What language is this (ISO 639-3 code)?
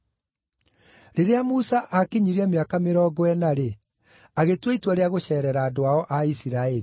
kik